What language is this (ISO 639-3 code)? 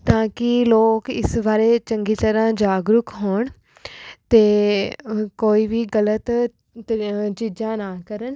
pan